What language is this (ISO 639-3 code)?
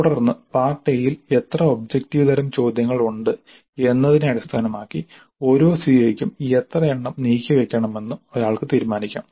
mal